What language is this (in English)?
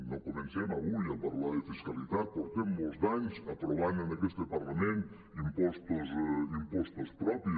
Catalan